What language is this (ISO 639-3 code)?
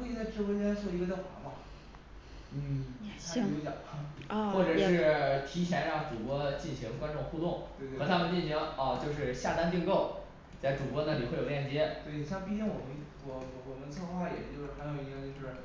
zho